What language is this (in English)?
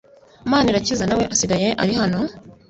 Kinyarwanda